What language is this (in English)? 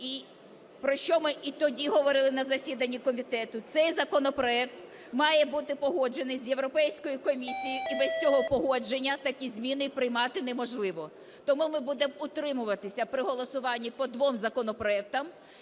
Ukrainian